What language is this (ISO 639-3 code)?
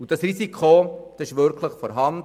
gsw